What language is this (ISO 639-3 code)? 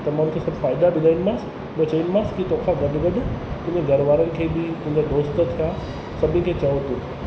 snd